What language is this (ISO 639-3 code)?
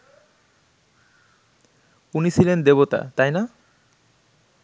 ben